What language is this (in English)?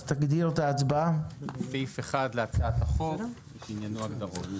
Hebrew